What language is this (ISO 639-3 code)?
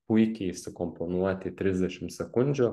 lit